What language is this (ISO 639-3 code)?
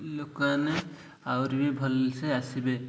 ori